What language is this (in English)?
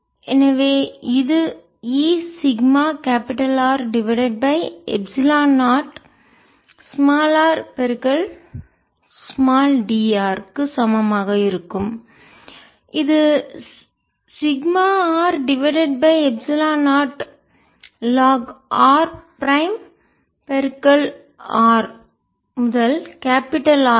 Tamil